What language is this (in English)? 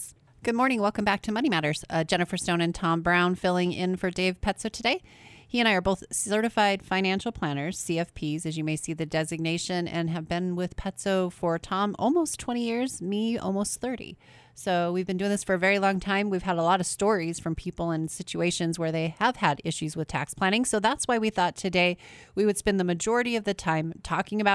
English